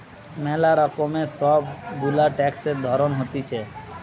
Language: Bangla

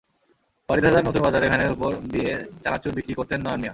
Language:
Bangla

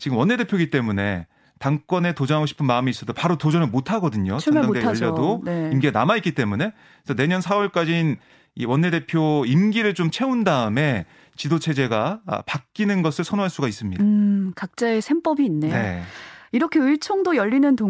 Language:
Korean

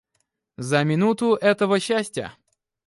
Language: Russian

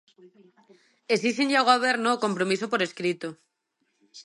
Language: Galician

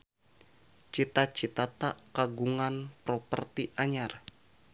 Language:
Sundanese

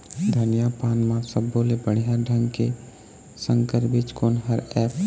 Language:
Chhattisgarhi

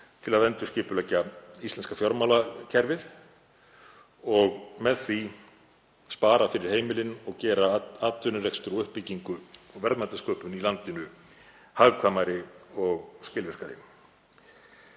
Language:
Icelandic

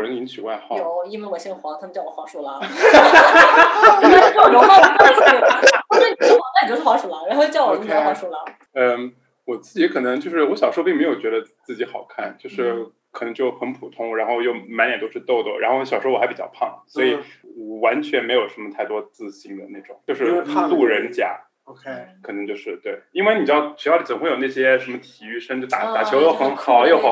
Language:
Chinese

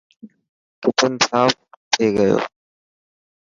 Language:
Dhatki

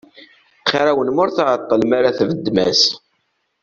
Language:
Kabyle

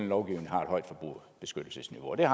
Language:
Danish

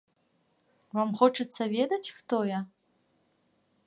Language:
Belarusian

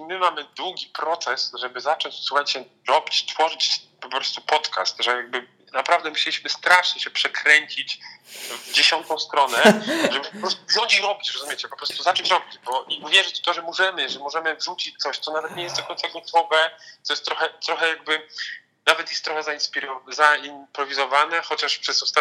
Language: Polish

